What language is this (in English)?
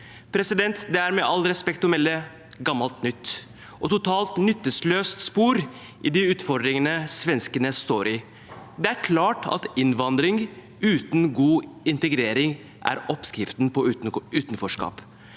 Norwegian